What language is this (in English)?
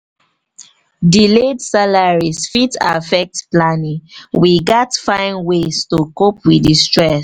Nigerian Pidgin